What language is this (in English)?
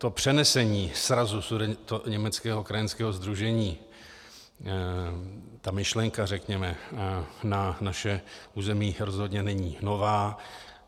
Czech